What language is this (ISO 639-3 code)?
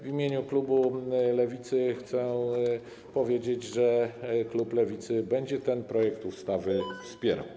pol